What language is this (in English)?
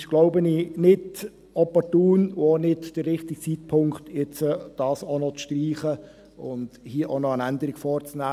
Swiss German